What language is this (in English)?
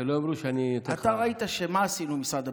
Hebrew